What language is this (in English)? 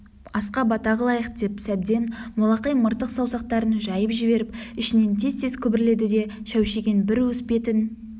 Kazakh